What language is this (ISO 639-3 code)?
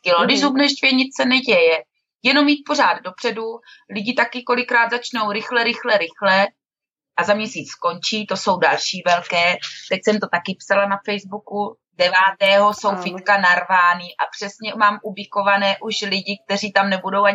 ces